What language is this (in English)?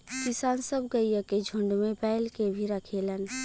Bhojpuri